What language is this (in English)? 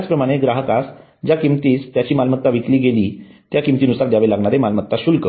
Marathi